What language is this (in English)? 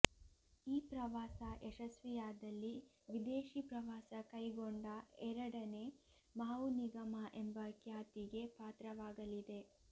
Kannada